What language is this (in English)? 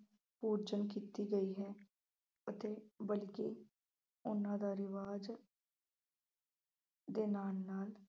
Punjabi